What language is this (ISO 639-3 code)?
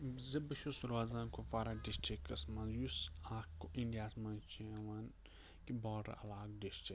kas